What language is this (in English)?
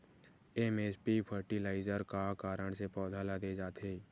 Chhattisgarhi